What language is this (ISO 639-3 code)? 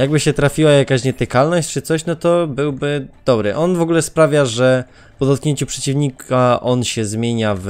pol